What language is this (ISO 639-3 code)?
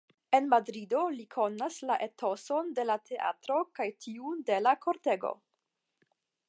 epo